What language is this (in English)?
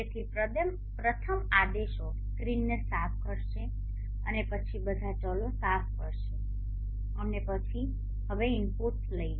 Gujarati